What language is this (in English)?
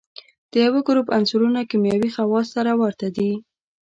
Pashto